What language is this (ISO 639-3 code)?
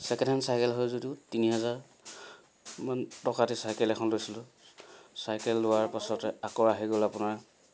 asm